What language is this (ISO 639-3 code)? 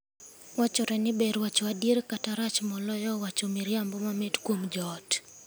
luo